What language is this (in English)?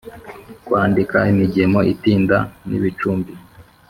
Kinyarwanda